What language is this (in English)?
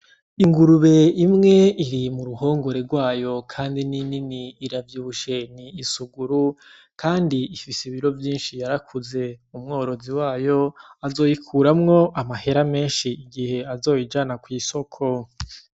Rundi